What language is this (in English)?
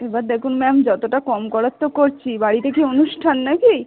Bangla